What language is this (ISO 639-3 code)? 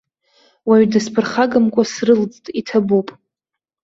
abk